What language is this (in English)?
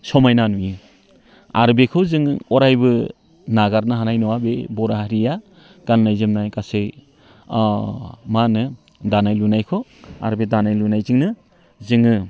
Bodo